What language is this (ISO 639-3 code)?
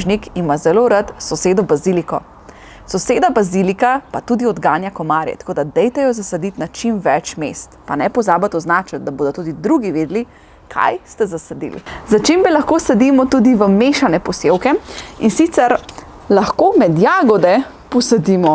slv